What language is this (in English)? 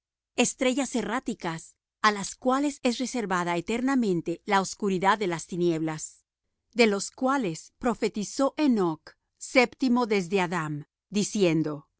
Spanish